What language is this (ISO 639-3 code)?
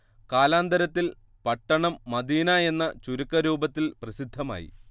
mal